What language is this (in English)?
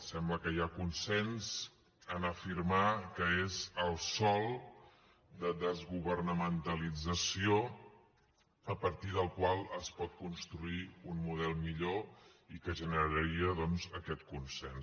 Catalan